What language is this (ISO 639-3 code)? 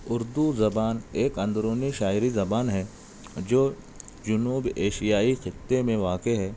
urd